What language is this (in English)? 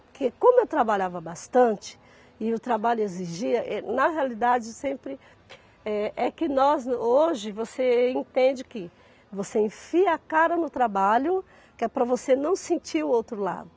Portuguese